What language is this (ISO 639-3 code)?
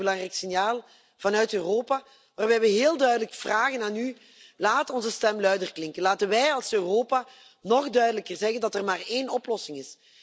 nld